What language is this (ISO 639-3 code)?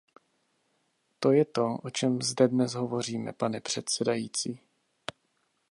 ces